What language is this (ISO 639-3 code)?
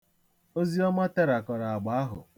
ibo